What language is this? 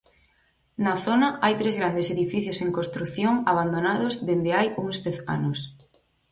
Galician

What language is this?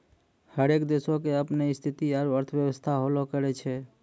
Maithili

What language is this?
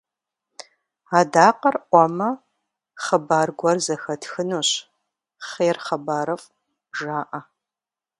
Kabardian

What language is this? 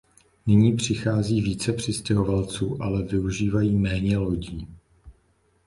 Czech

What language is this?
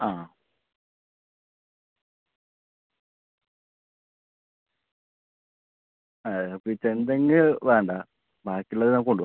Malayalam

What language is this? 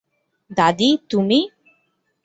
Bangla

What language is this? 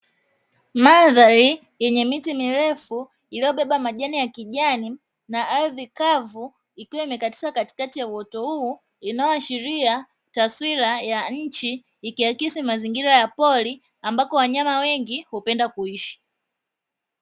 Swahili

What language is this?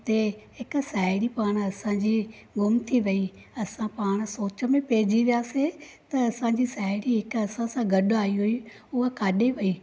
Sindhi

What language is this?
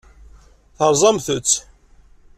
Kabyle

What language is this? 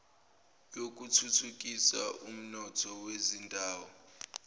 Zulu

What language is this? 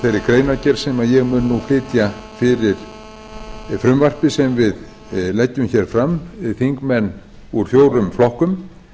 Icelandic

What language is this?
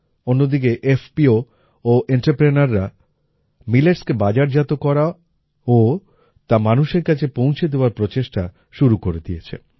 Bangla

